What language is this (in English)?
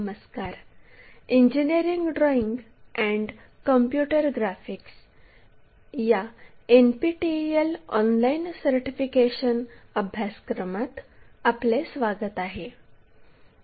Marathi